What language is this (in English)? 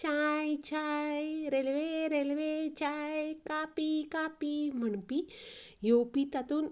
Konkani